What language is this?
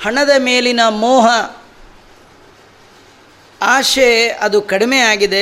Kannada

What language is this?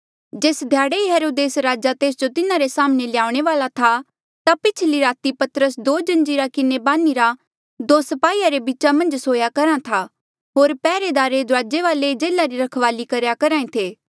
Mandeali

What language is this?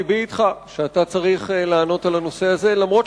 Hebrew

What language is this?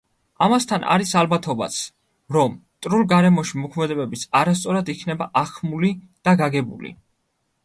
Georgian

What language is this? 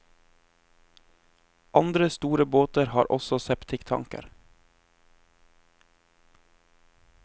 Norwegian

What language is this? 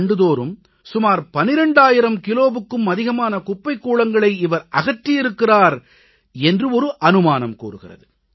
Tamil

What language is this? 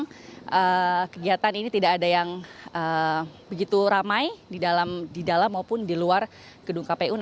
Indonesian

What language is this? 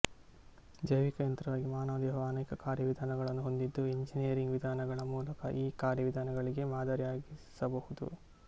Kannada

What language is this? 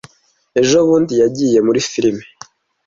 Kinyarwanda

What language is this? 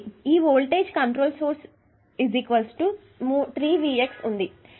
Telugu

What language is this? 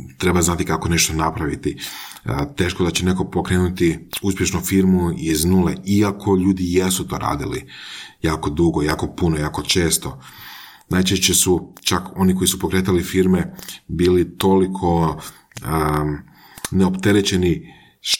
Croatian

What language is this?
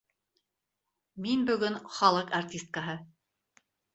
Bashkir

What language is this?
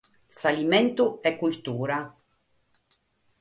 Sardinian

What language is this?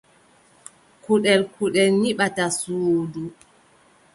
Adamawa Fulfulde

